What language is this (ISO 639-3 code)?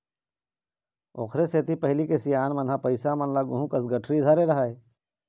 hne